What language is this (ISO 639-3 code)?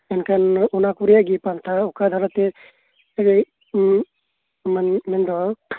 sat